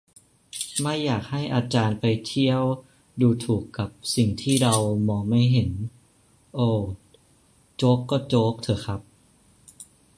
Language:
Thai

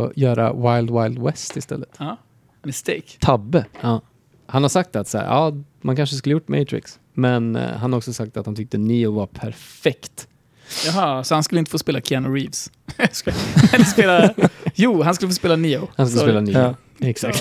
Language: Swedish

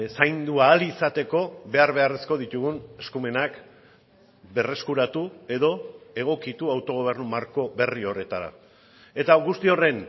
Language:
Basque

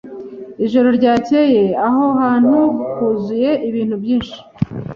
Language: Kinyarwanda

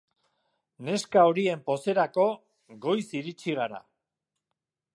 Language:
Basque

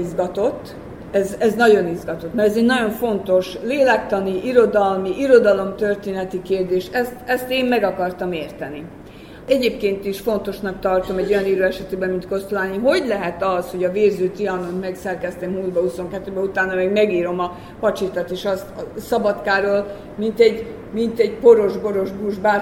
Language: Hungarian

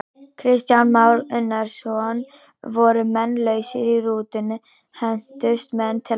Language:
Icelandic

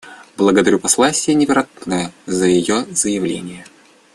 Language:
Russian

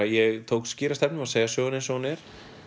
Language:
Icelandic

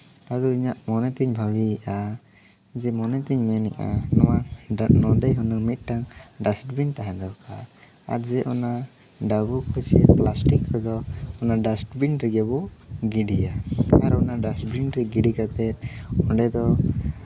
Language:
Santali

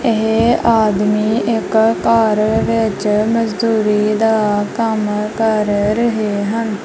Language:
Punjabi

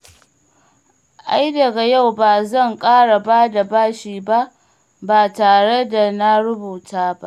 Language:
Hausa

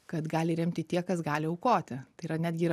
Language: Lithuanian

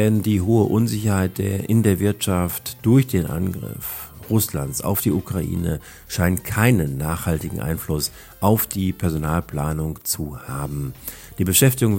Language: German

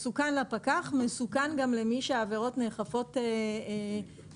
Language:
Hebrew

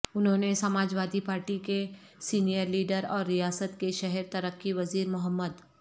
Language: Urdu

